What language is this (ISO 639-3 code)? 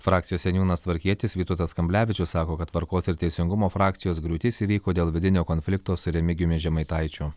lit